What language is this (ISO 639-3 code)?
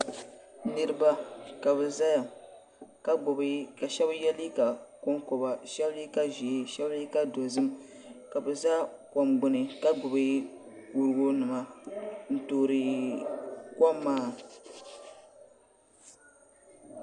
dag